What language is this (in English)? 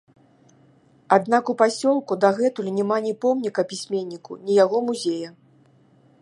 Belarusian